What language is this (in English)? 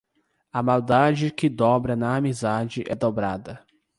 Portuguese